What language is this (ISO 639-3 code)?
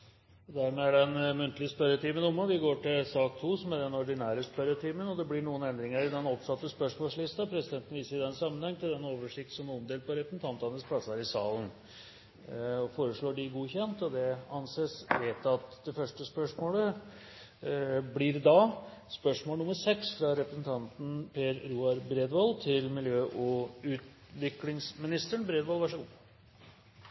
nor